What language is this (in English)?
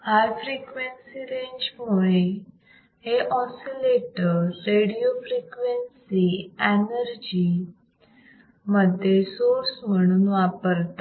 Marathi